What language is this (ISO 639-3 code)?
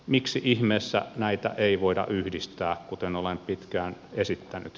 fin